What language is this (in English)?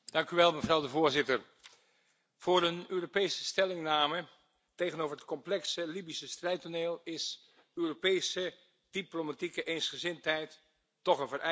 Dutch